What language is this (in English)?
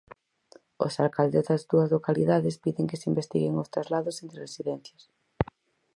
Galician